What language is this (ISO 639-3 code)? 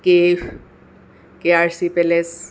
asm